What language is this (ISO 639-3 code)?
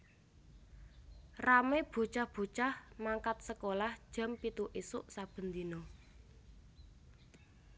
jav